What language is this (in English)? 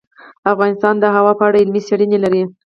Pashto